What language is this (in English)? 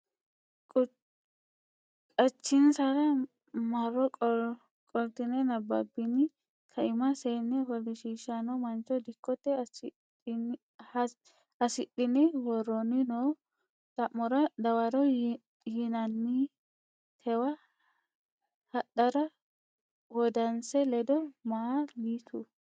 Sidamo